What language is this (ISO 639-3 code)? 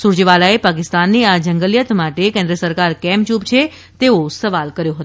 guj